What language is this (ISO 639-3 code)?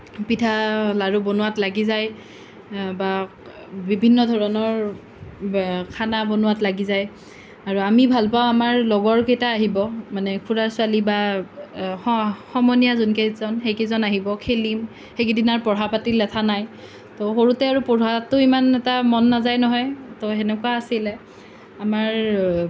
asm